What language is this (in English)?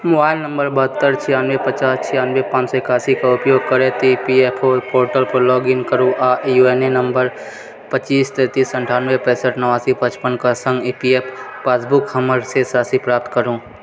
Maithili